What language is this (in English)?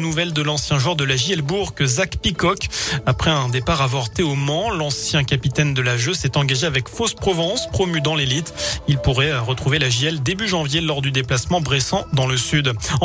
French